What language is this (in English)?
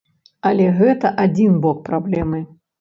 Belarusian